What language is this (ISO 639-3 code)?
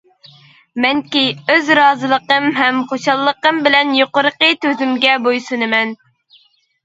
uig